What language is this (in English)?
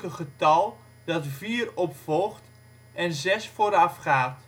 Dutch